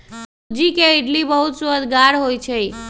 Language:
Magahi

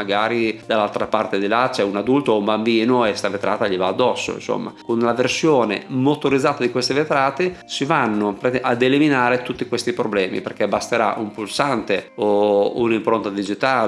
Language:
Italian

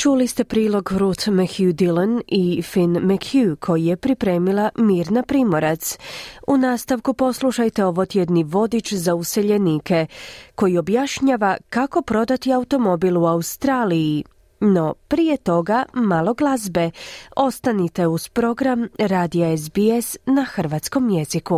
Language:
Croatian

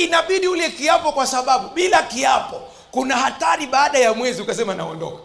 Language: Swahili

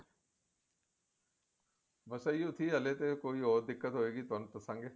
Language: Punjabi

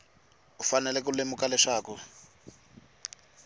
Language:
Tsonga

